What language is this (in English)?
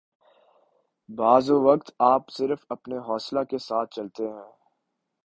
Urdu